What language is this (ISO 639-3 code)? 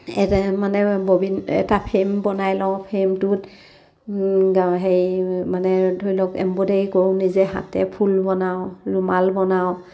asm